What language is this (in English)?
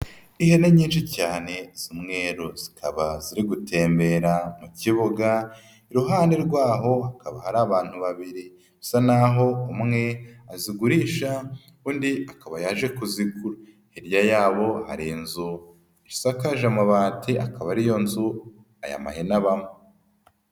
Kinyarwanda